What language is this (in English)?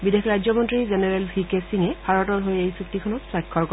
Assamese